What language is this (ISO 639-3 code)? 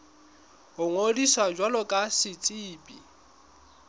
sot